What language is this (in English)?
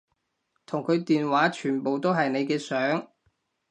Cantonese